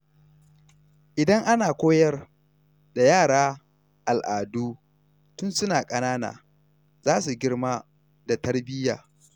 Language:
Hausa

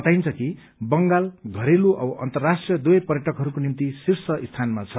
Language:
Nepali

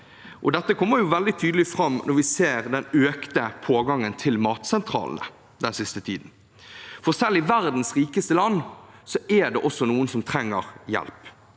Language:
Norwegian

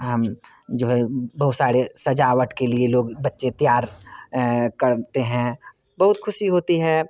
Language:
Hindi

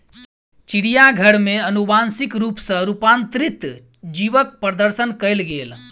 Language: Maithili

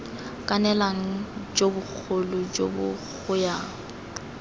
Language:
Tswana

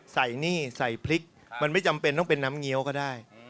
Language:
Thai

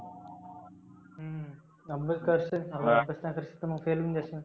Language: Marathi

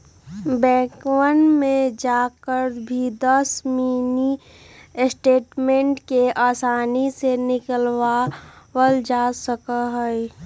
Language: Magahi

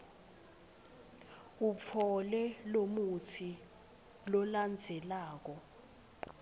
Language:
Swati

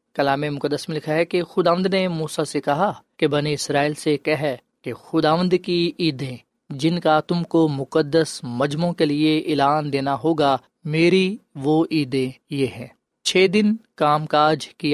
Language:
Urdu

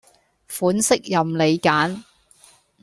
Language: Cantonese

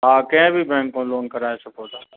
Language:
Sindhi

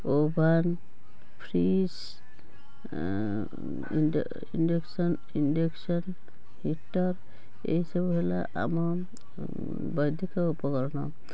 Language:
Odia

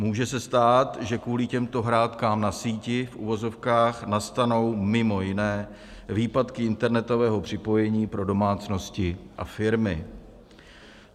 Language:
Czech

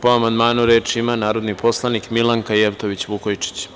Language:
Serbian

